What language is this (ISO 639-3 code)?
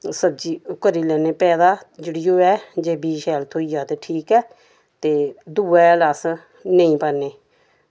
doi